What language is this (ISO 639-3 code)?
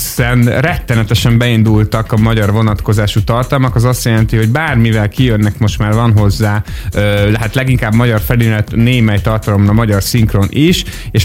hun